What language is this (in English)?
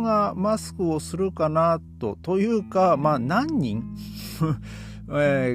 Japanese